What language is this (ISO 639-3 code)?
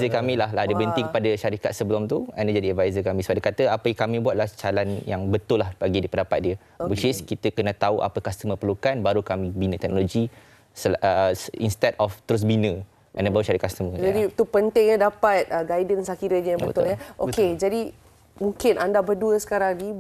msa